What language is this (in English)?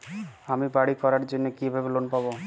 Bangla